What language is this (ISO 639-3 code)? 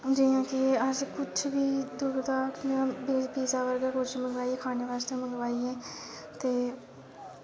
doi